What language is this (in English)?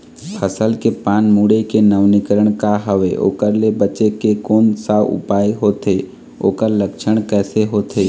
Chhattisgarhi